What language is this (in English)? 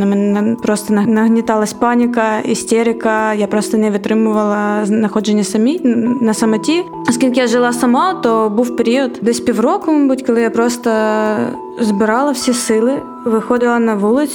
Ukrainian